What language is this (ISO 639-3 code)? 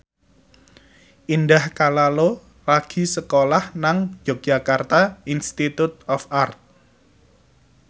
jav